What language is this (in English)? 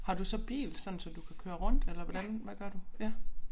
Danish